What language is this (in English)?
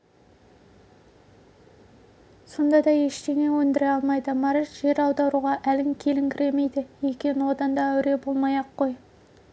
Kazakh